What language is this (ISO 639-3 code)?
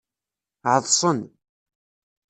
kab